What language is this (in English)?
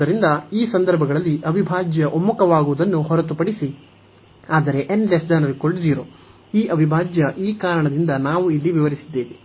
Kannada